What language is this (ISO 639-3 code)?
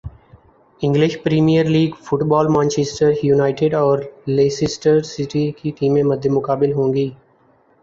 urd